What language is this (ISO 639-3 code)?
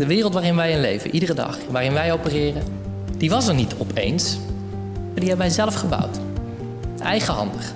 nld